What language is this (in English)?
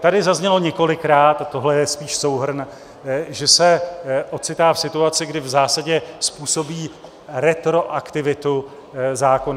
Czech